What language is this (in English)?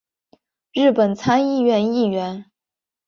Chinese